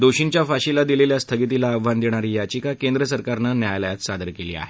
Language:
Marathi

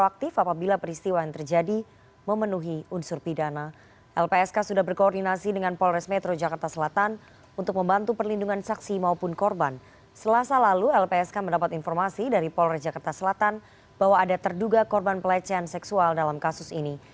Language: Indonesian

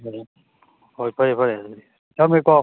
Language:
Manipuri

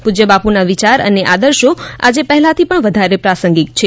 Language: Gujarati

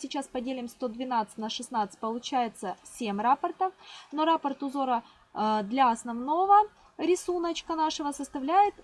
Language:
Russian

